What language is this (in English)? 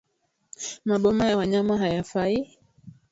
Swahili